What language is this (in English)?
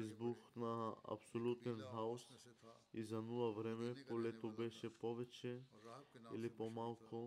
Bulgarian